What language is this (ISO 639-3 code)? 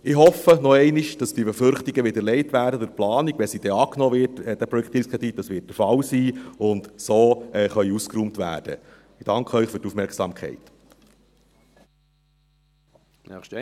gsw